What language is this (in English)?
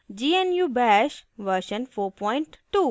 Hindi